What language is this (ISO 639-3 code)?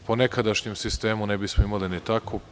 srp